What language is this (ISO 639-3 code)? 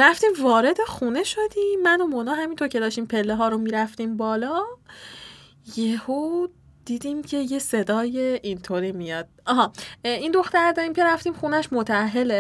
fas